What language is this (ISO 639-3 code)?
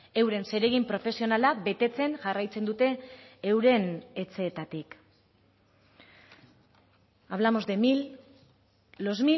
eus